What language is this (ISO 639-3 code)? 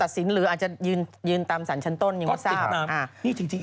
tha